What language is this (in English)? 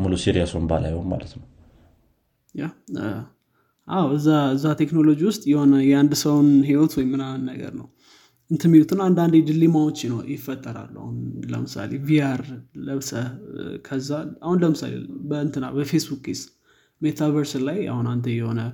Amharic